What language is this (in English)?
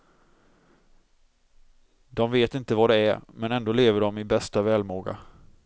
Swedish